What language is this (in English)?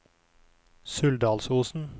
Norwegian